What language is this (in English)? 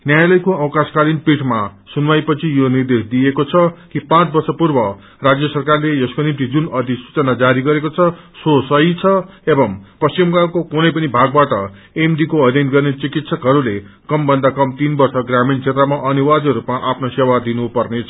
Nepali